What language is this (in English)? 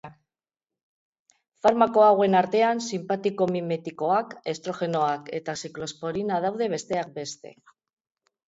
Basque